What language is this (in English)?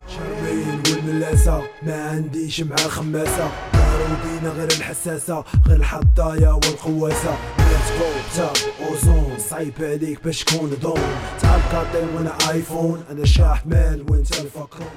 Arabic